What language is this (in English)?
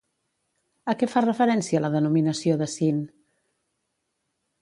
Catalan